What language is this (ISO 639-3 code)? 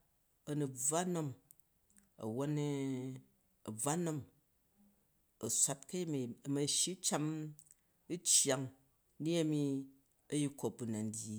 kaj